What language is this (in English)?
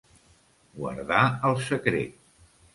Catalan